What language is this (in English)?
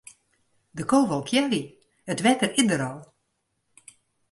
Western Frisian